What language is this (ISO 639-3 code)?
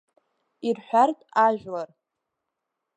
abk